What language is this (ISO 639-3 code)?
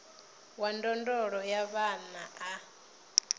ven